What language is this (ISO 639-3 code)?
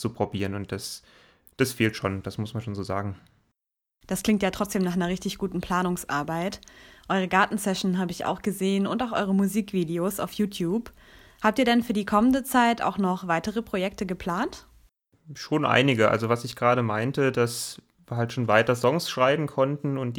deu